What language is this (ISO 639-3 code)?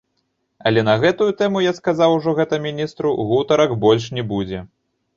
bel